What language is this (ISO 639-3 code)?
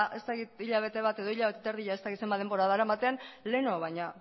eus